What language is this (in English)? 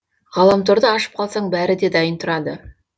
Kazakh